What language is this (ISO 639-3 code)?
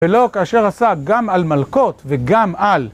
heb